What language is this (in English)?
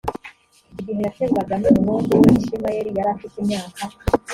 Kinyarwanda